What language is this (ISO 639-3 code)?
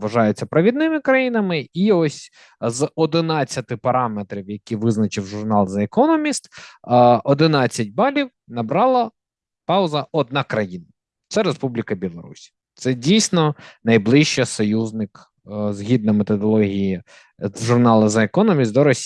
ukr